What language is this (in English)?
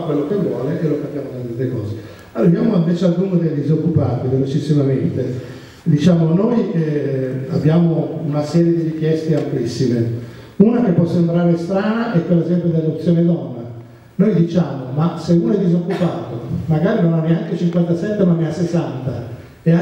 Italian